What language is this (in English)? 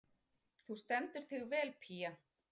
Icelandic